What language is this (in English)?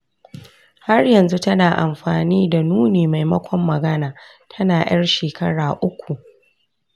Hausa